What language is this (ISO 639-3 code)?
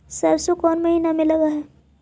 mag